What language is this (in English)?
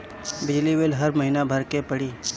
Bhojpuri